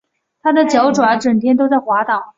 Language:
Chinese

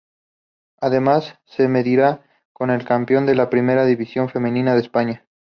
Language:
Spanish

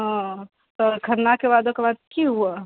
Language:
Maithili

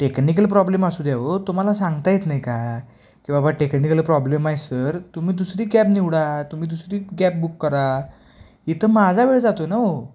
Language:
Marathi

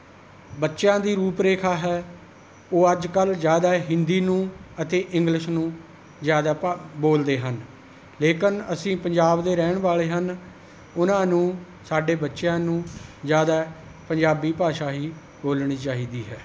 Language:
Punjabi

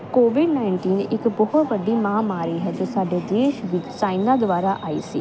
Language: Punjabi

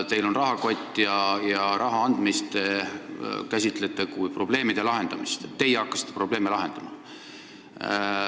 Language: Estonian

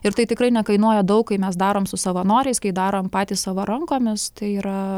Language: Lithuanian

